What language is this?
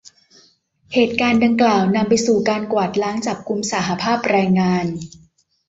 Thai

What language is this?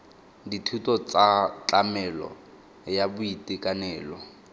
Tswana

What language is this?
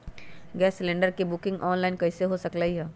Magahi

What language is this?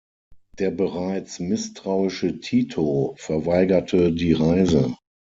German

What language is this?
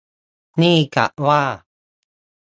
Thai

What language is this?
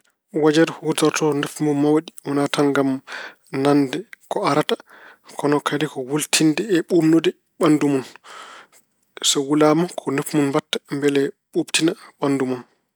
Fula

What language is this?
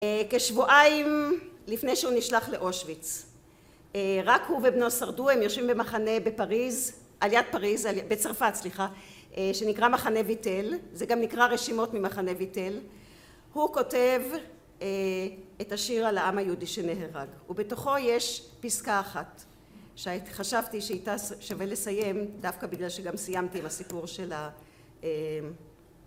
Hebrew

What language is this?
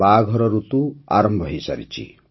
Odia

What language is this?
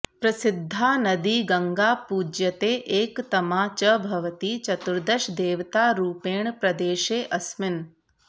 Sanskrit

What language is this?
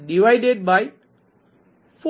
Gujarati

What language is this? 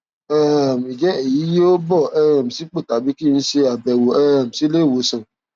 Yoruba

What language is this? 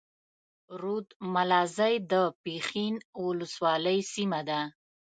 Pashto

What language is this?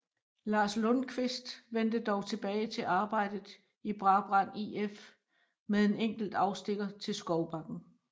Danish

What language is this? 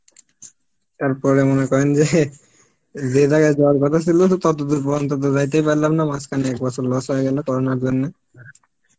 Bangla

